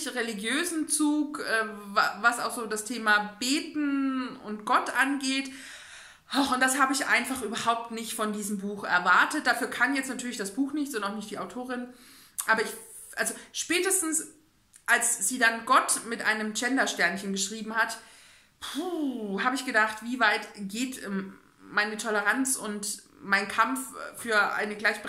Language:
German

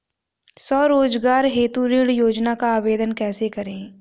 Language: Hindi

